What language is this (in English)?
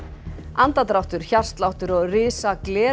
Icelandic